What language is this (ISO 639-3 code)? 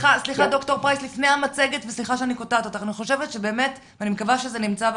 heb